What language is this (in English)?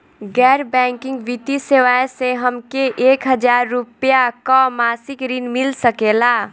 Bhojpuri